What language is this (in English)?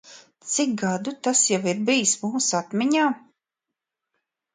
Latvian